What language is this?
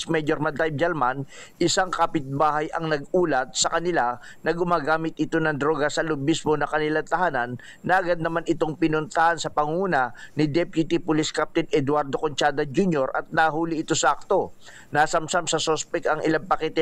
Filipino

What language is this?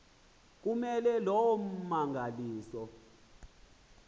Xhosa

